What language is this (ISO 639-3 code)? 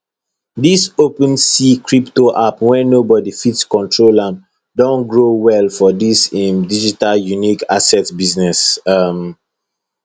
pcm